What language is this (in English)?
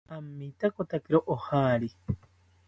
South Ucayali Ashéninka